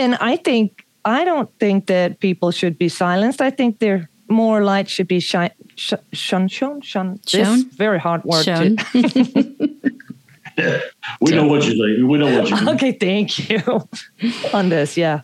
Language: English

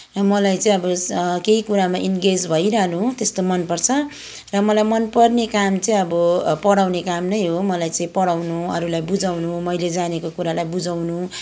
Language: Nepali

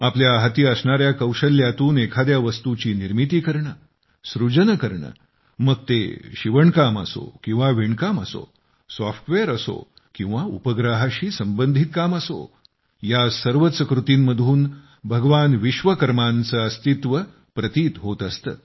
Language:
Marathi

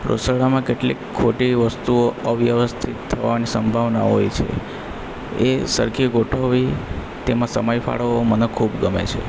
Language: Gujarati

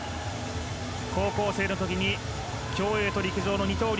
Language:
Japanese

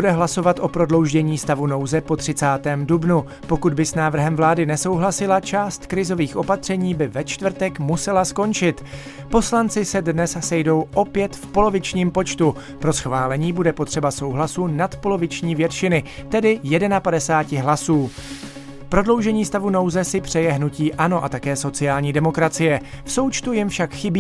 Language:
Czech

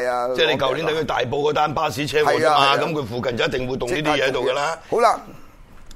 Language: Chinese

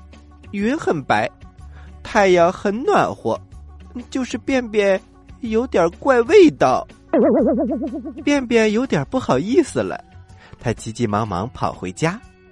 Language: Chinese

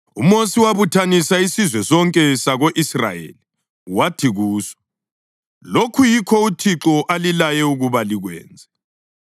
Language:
North Ndebele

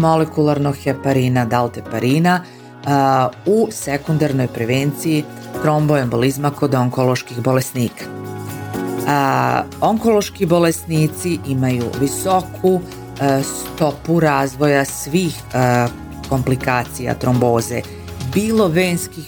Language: Croatian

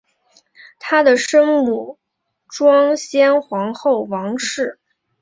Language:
Chinese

